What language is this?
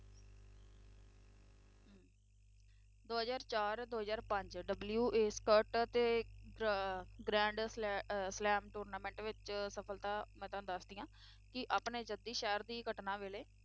Punjabi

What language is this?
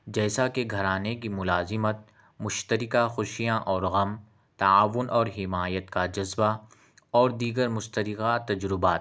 Urdu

